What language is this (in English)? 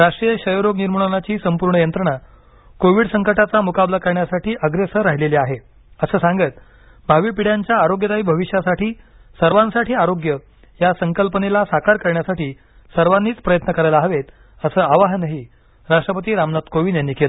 Marathi